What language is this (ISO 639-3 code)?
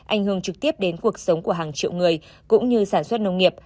vie